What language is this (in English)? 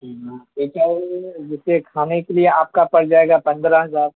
Urdu